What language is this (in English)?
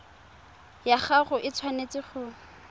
Tswana